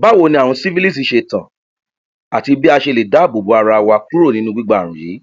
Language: Yoruba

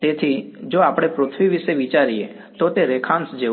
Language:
Gujarati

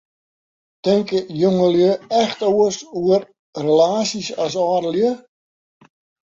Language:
Western Frisian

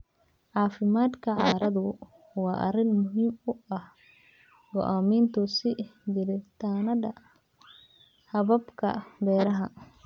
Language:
Somali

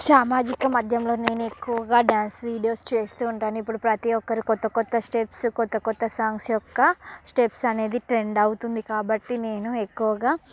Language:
Telugu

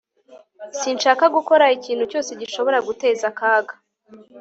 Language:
Kinyarwanda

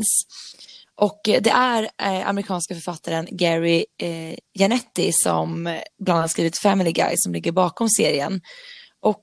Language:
Swedish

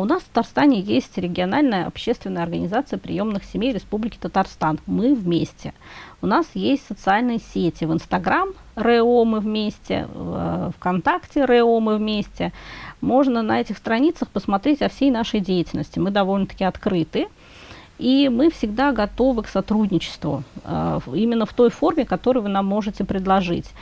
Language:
Russian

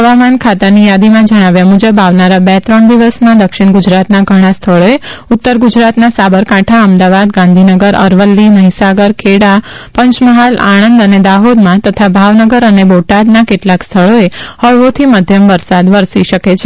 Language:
Gujarati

